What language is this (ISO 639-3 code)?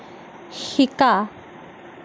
asm